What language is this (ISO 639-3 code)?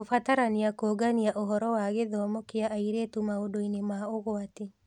kik